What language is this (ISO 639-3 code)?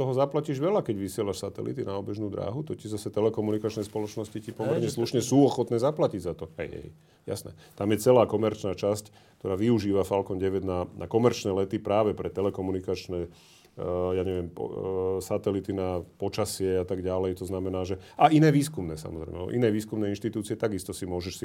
slk